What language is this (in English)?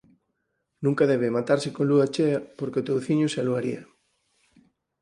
Galician